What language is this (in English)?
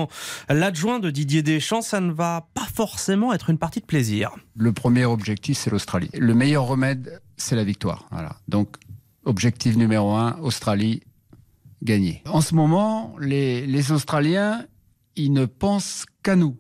French